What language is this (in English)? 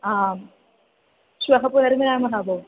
Sanskrit